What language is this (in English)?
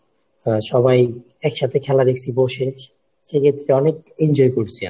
Bangla